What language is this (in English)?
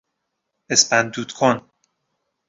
Persian